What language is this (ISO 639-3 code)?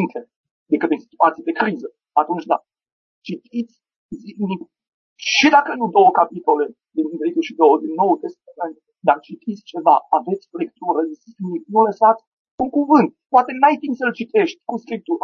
ron